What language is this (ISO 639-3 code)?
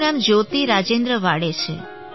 guj